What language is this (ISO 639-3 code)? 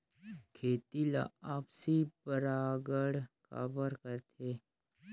hne